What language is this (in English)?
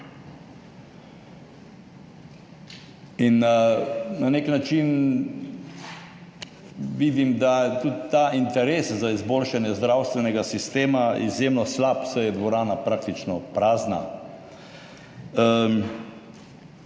Slovenian